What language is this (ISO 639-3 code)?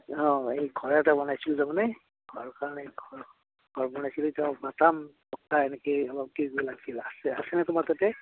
asm